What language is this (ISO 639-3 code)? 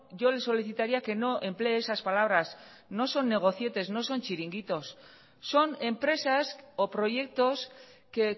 spa